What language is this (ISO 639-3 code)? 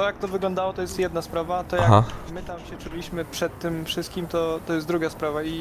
pol